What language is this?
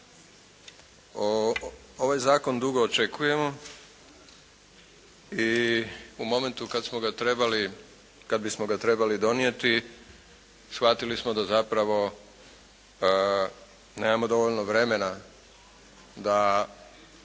Croatian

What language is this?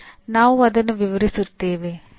Kannada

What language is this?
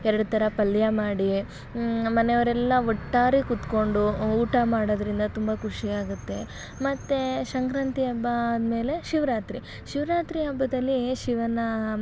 Kannada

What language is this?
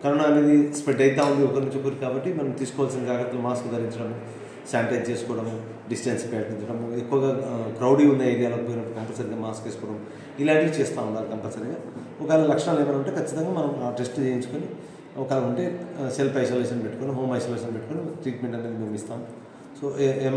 Hindi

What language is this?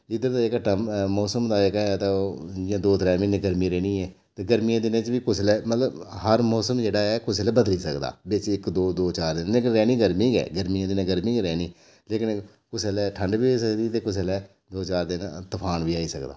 Dogri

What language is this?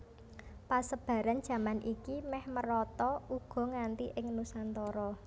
Javanese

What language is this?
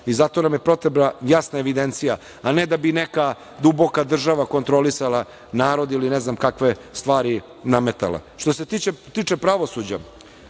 Serbian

